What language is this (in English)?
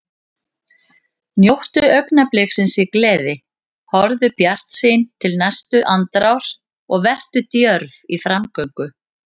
Icelandic